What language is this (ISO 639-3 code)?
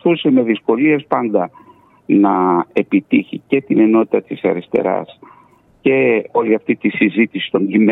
ell